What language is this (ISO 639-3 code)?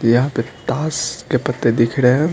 hin